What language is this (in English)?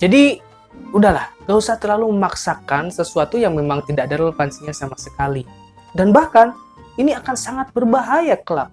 Indonesian